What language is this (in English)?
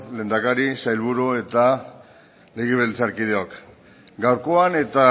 Basque